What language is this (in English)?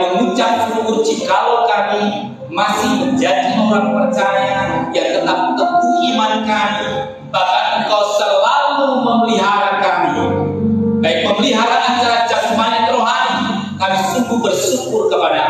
Indonesian